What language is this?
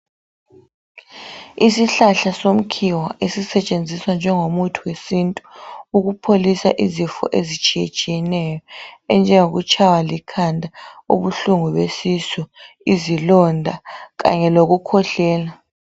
North Ndebele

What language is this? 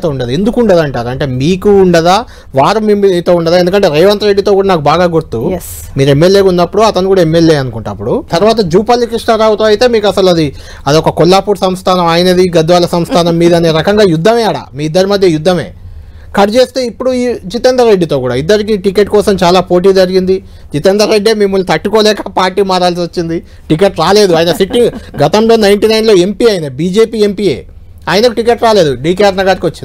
Telugu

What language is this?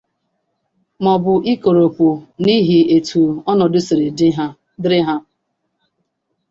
Igbo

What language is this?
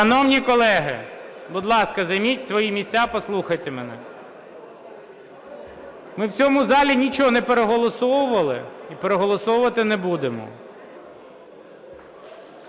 Ukrainian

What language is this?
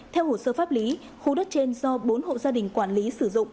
Vietnamese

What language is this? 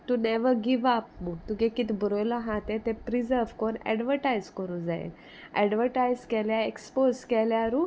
Konkani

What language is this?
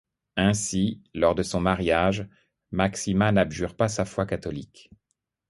French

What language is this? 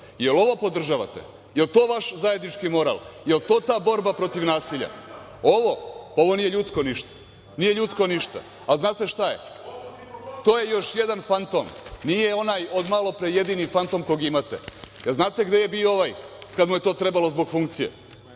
Serbian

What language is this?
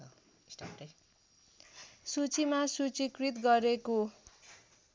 Nepali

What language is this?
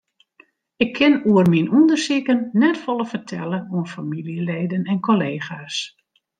Western Frisian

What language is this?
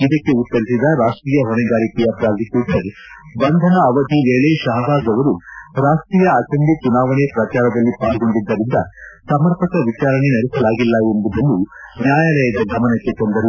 Kannada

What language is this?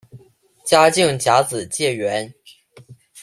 Chinese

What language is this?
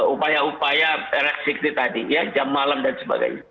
Indonesian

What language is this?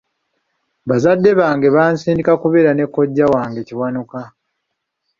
Ganda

